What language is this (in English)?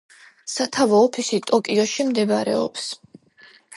Georgian